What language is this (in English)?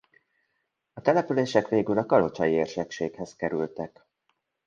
Hungarian